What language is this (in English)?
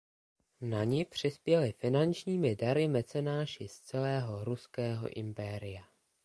Czech